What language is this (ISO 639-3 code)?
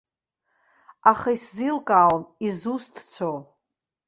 abk